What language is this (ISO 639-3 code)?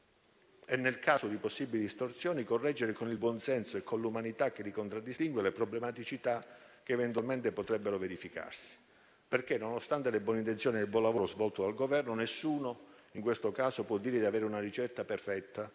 ita